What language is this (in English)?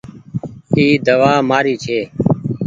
Goaria